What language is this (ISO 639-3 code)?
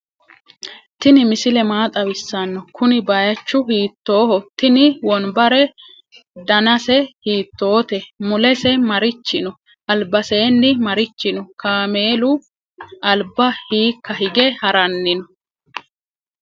sid